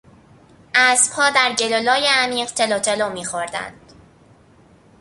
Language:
Persian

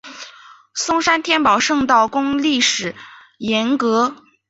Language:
Chinese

